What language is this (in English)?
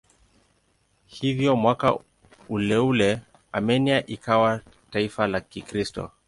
Swahili